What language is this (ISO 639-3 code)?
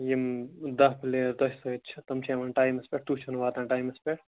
kas